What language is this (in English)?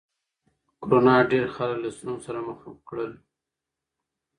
Pashto